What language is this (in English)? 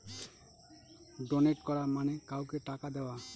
Bangla